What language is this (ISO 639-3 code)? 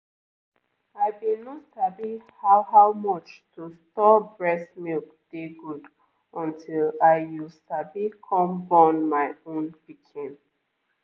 pcm